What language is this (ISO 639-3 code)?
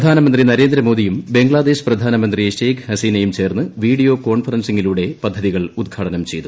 mal